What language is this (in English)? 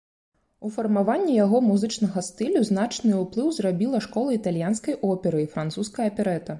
Belarusian